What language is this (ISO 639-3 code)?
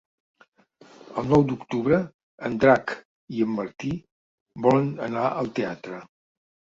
cat